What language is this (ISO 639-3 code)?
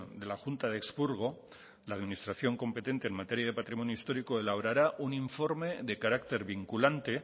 spa